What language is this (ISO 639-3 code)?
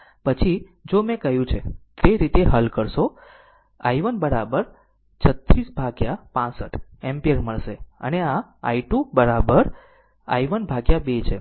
guj